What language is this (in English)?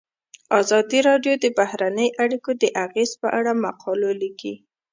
Pashto